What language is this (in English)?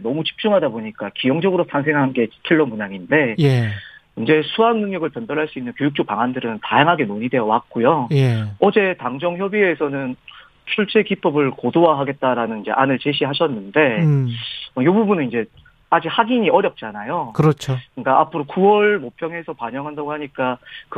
Korean